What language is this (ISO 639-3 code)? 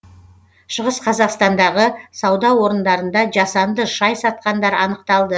kaz